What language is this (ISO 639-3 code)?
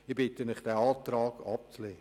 gsw